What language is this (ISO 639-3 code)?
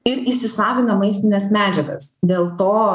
lit